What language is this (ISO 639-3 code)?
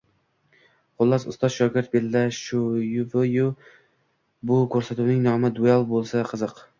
uzb